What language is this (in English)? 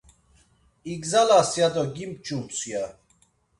Laz